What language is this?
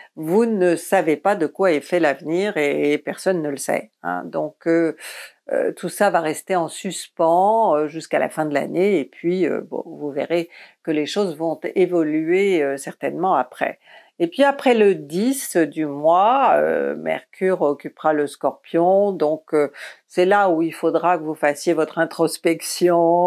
French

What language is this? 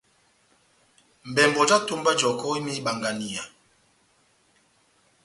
Batanga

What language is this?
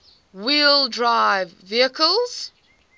English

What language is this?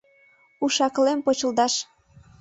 Mari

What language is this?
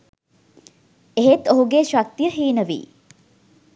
Sinhala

